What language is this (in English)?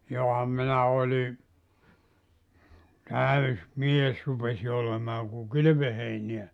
Finnish